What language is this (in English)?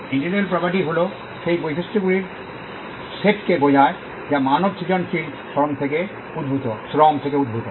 Bangla